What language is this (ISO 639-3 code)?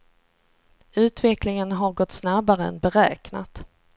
swe